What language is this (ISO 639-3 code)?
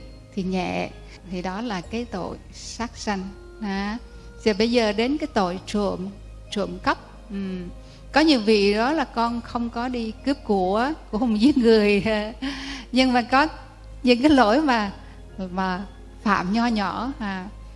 vie